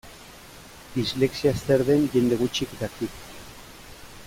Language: Basque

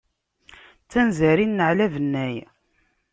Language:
Kabyle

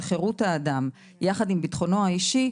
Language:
Hebrew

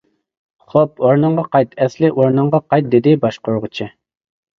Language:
Uyghur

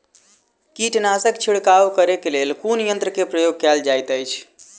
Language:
Maithili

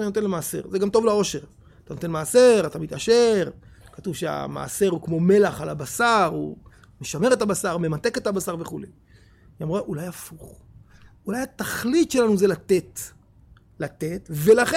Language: Hebrew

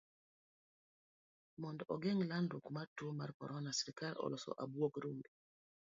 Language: Luo (Kenya and Tanzania)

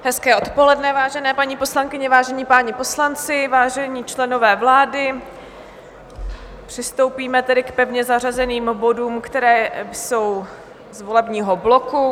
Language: Czech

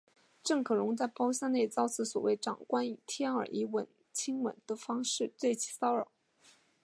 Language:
Chinese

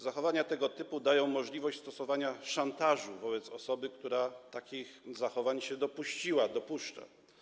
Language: Polish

